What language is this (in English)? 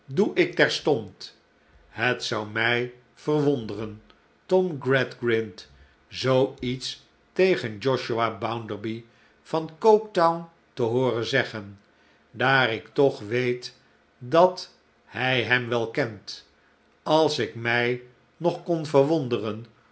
Dutch